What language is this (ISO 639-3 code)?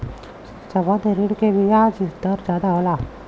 bho